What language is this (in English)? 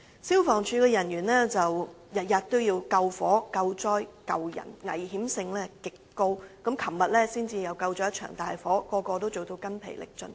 Cantonese